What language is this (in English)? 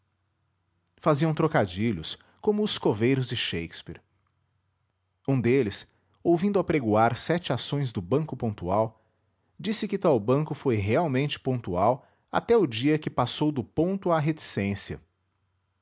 Portuguese